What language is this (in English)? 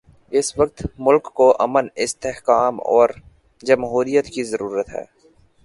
Urdu